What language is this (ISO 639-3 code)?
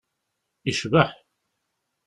kab